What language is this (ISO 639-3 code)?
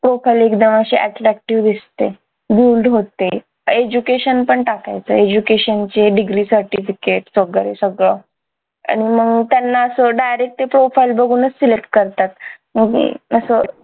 mar